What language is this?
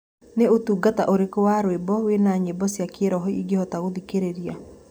Kikuyu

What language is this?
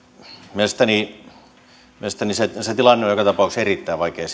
Finnish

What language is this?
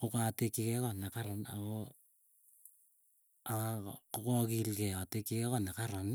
Keiyo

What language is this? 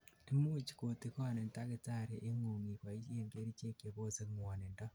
Kalenjin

